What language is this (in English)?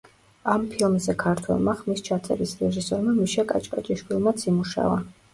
Georgian